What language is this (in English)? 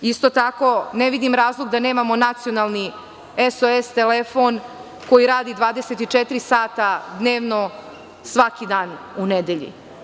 Serbian